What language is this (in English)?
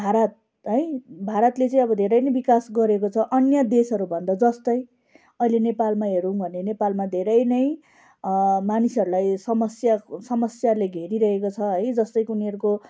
Nepali